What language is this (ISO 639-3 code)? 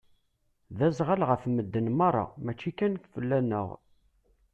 kab